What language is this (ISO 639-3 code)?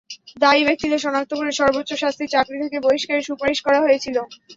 ben